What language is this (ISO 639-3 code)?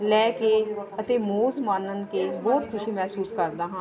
pan